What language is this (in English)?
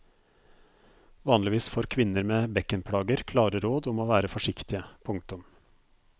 Norwegian